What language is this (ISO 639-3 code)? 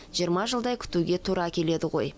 kaz